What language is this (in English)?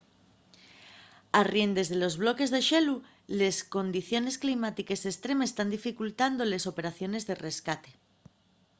Asturian